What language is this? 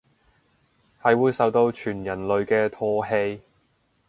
Cantonese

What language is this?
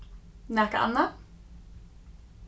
Faroese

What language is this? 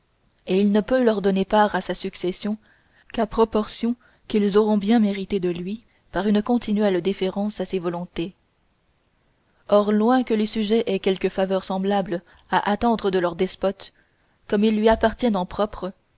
French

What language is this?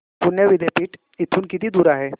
Marathi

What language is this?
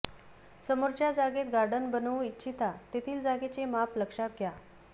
Marathi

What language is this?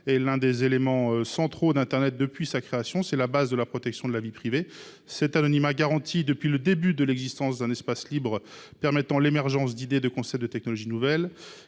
French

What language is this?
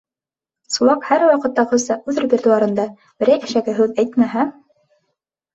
Bashkir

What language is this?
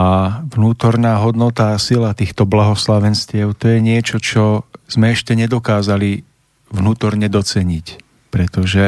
Slovak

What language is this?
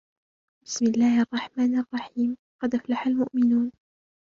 Arabic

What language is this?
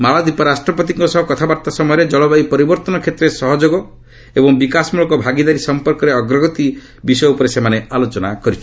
Odia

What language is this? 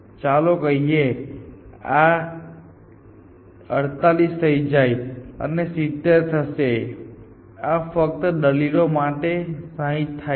Gujarati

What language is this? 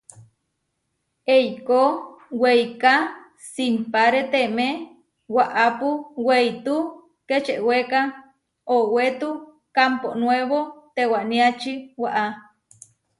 Huarijio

